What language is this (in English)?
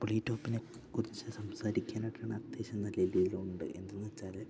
Malayalam